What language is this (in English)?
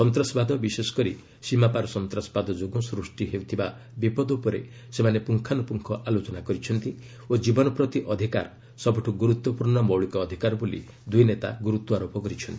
Odia